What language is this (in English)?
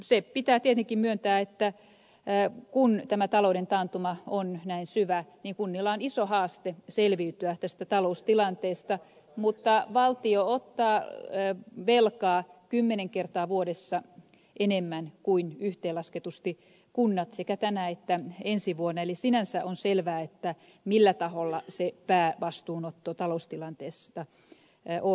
Finnish